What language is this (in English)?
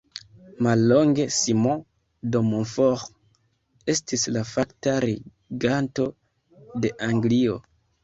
Esperanto